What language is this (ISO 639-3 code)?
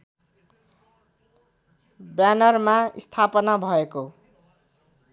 nep